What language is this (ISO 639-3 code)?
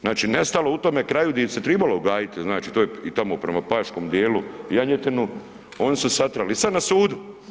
hrv